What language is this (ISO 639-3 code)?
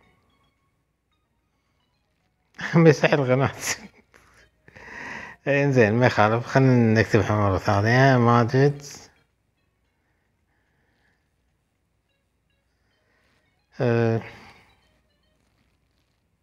ara